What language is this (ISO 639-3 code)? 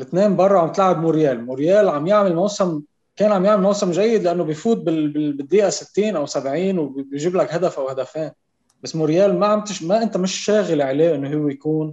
ara